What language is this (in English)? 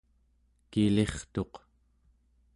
Central Yupik